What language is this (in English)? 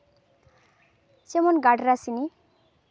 Santali